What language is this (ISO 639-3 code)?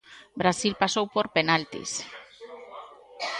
glg